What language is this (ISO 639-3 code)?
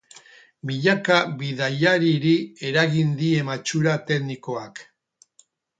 eus